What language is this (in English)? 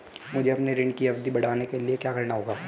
Hindi